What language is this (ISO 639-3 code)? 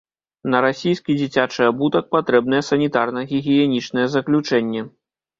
bel